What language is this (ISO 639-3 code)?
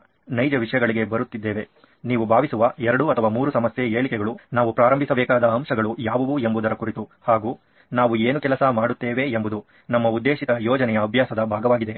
kan